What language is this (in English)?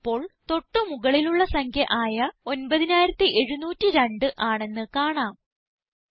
Malayalam